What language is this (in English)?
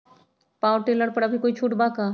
Magahi